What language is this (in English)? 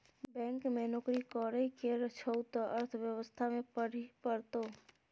Maithili